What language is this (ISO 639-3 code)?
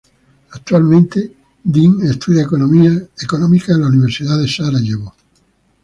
spa